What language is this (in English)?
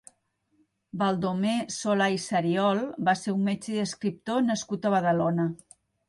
Catalan